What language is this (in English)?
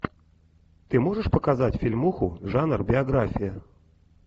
Russian